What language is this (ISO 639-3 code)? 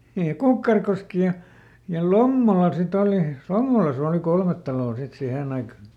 fin